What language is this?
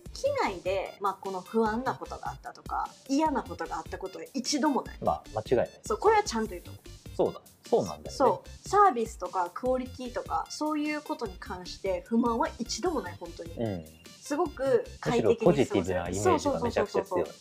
Japanese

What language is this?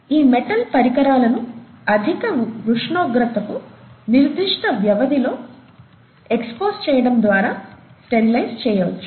Telugu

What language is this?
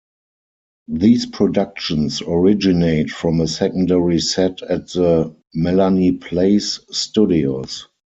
English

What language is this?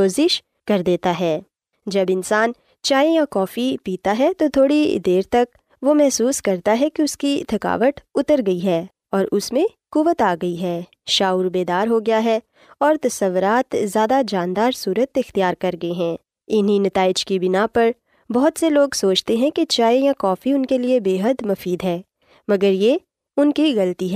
Urdu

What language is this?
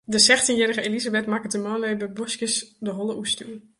Western Frisian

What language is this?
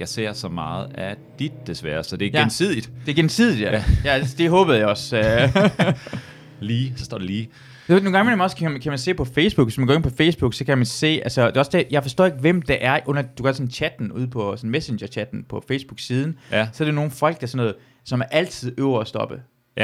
Danish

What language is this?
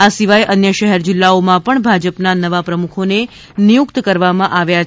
Gujarati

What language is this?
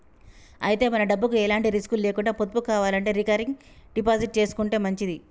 Telugu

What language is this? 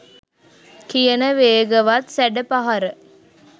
Sinhala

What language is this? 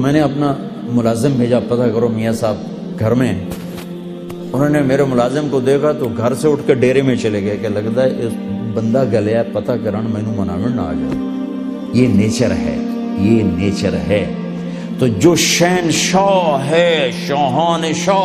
Urdu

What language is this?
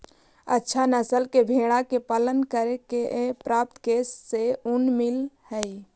Magahi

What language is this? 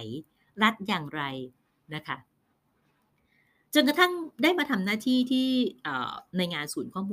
Thai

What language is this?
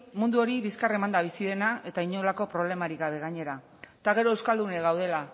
Basque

